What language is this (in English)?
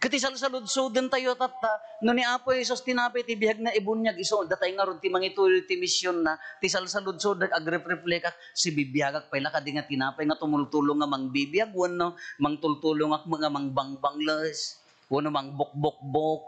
Filipino